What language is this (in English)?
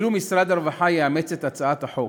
Hebrew